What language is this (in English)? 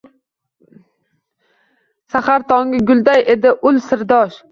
Uzbek